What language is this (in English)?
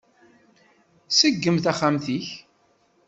Kabyle